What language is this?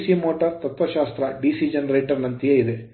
Kannada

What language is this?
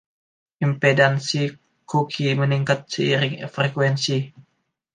Indonesian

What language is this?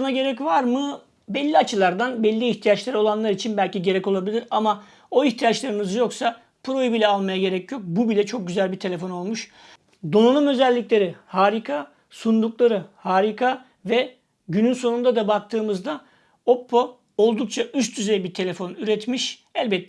Turkish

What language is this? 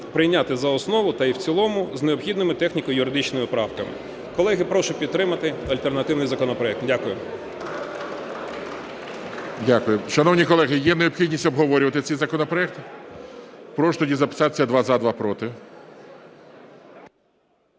Ukrainian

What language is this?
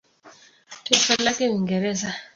Swahili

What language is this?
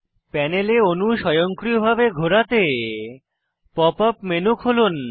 Bangla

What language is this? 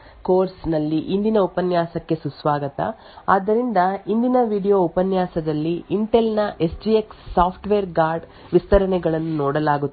Kannada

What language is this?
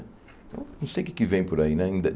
Portuguese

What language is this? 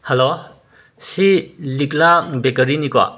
Manipuri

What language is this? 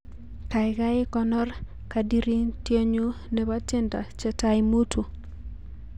Kalenjin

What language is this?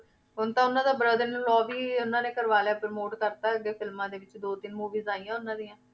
Punjabi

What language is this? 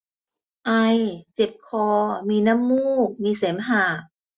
Thai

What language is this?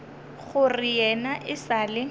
Northern Sotho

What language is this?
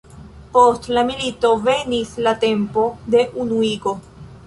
Esperanto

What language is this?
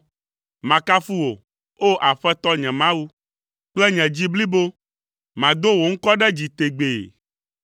Ewe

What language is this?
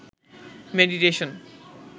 Bangla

